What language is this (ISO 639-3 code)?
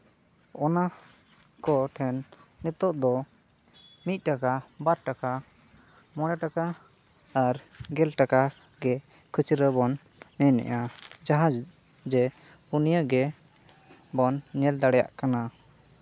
sat